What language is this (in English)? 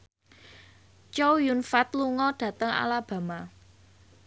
Javanese